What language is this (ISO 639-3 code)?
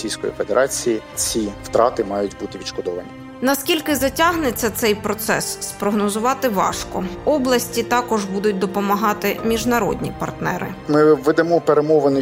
ukr